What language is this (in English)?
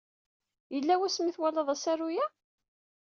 Kabyle